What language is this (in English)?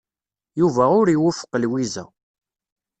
Kabyle